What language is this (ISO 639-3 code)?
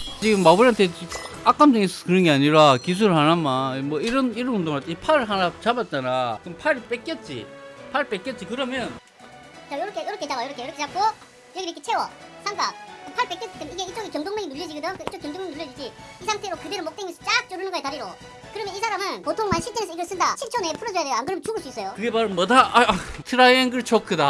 kor